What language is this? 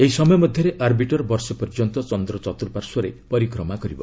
Odia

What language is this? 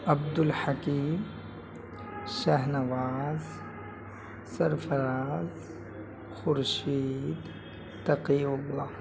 Urdu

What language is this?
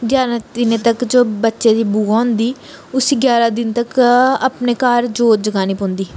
Dogri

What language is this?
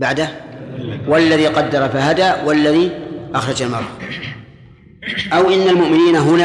Arabic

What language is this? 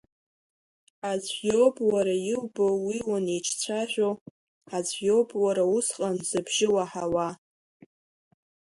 Abkhazian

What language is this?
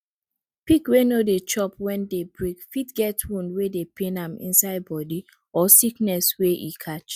Nigerian Pidgin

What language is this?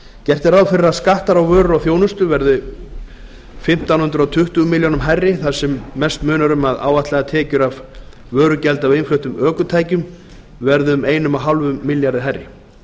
Icelandic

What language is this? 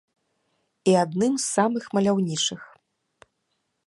Belarusian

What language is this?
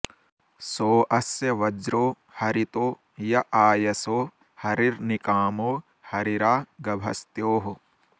Sanskrit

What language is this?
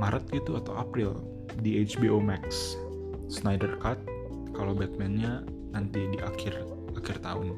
Indonesian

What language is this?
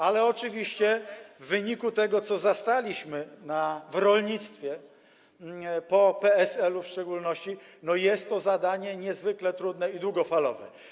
Polish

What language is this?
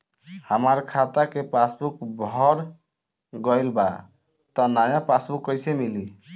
Bhojpuri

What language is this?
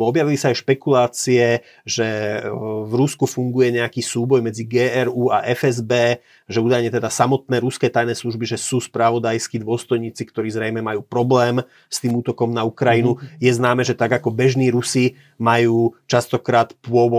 Slovak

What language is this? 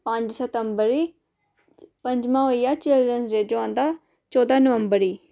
Dogri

